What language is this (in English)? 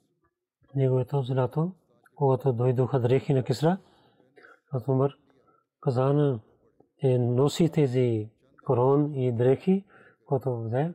Bulgarian